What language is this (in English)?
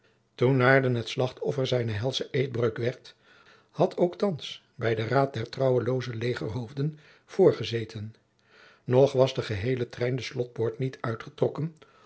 Dutch